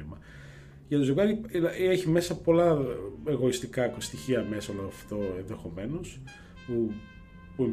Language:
Greek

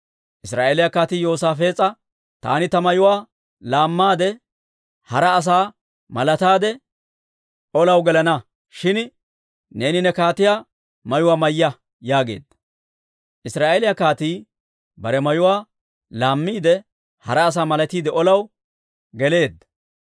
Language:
Dawro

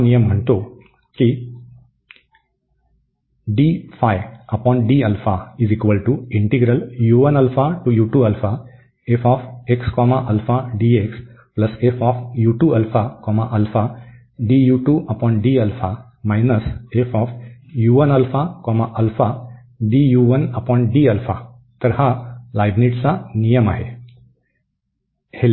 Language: Marathi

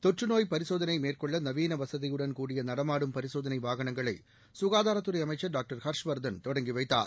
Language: Tamil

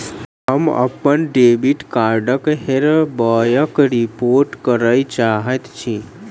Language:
Maithili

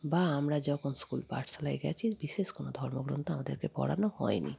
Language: Bangla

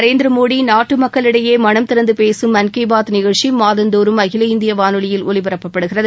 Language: Tamil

